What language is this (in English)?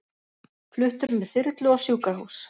Icelandic